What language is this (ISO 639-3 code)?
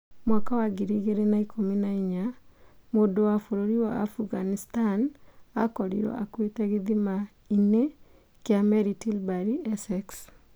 kik